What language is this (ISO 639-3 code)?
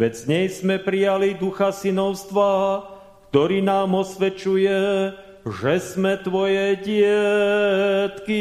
slk